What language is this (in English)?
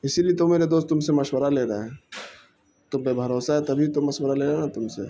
Urdu